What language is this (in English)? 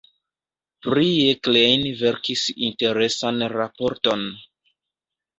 Esperanto